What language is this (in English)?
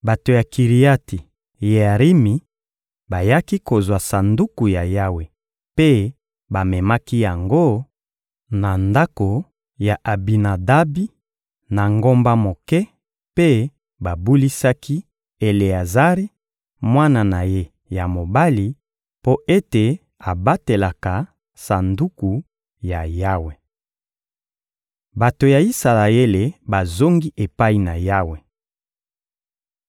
Lingala